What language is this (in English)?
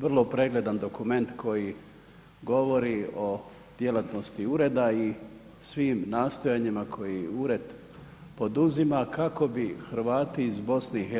Croatian